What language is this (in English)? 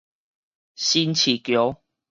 Min Nan Chinese